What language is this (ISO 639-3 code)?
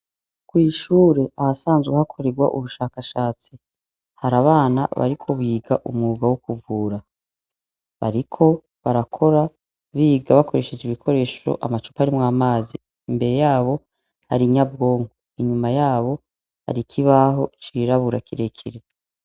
run